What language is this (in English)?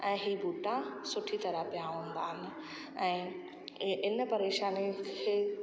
Sindhi